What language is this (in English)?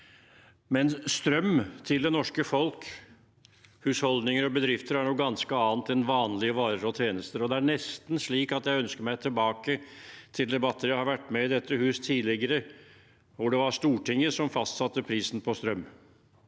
Norwegian